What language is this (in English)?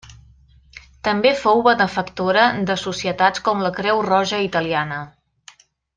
Catalan